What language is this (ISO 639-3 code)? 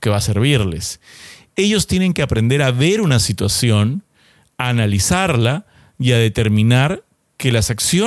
spa